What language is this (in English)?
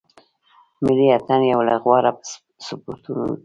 Pashto